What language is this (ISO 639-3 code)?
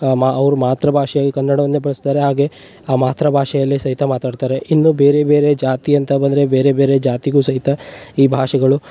kan